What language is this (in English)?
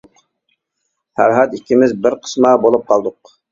Uyghur